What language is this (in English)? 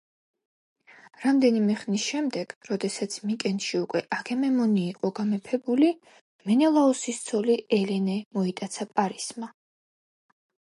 Georgian